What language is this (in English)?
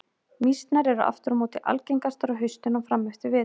Icelandic